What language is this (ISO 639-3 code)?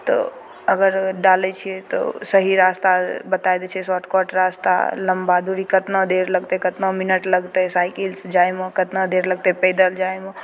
mai